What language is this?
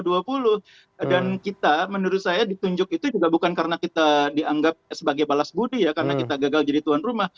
Indonesian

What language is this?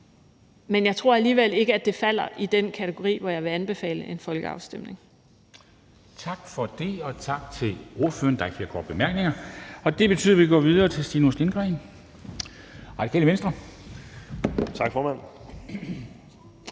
Danish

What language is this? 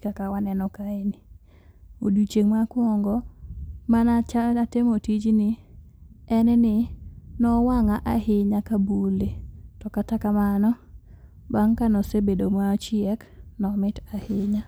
Luo (Kenya and Tanzania)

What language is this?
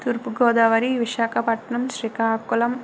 Telugu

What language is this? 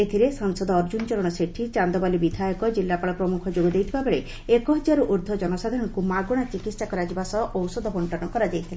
Odia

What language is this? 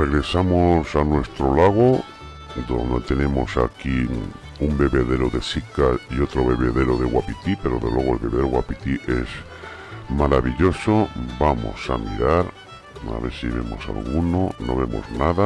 Spanish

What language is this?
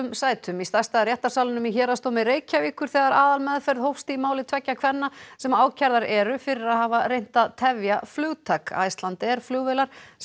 Icelandic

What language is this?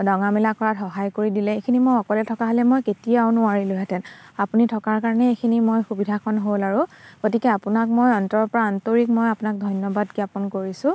Assamese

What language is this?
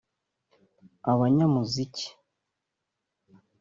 Kinyarwanda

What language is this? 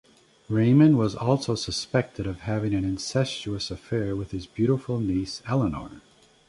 English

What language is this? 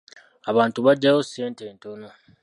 Ganda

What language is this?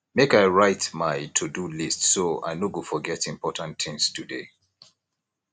Nigerian Pidgin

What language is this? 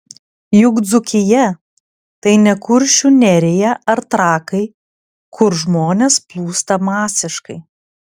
Lithuanian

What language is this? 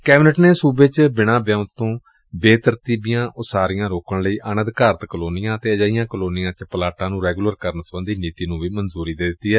Punjabi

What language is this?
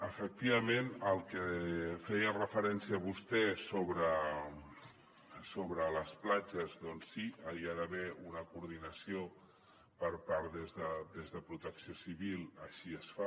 Catalan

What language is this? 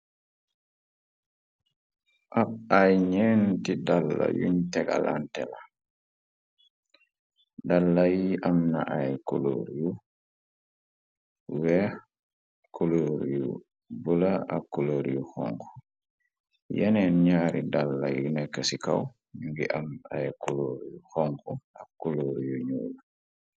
Wolof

